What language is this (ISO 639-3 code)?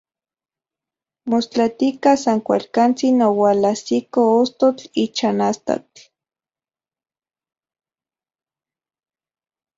ncx